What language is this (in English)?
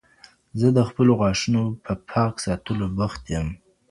Pashto